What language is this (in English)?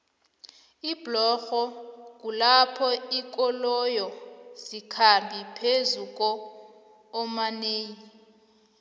South Ndebele